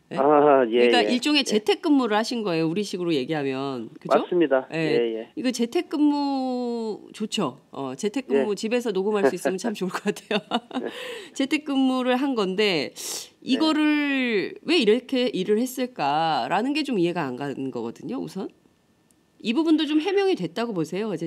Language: Korean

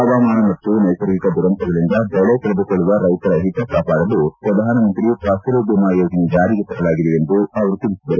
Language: Kannada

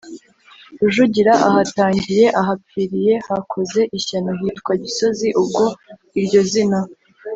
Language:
Kinyarwanda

